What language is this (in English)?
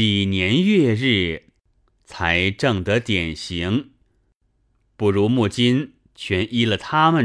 Chinese